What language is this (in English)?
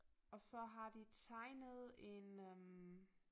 Danish